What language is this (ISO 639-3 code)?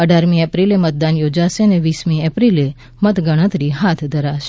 guj